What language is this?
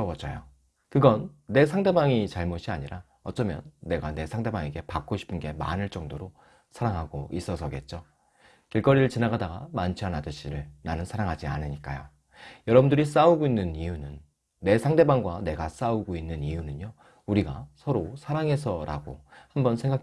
Korean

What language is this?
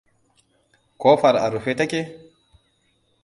Hausa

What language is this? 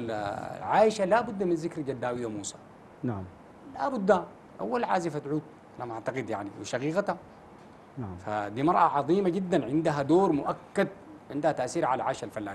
Arabic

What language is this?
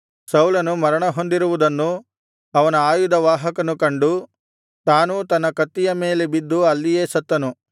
Kannada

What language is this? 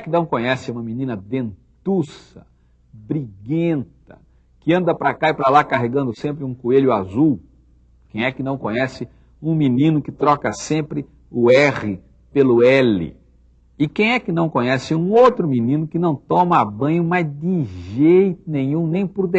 Portuguese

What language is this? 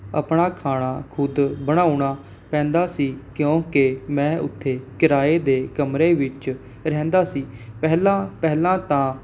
Punjabi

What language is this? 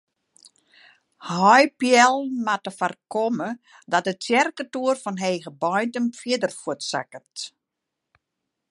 Western Frisian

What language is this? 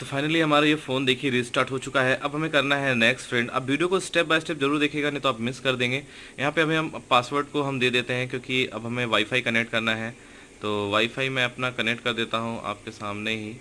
Hindi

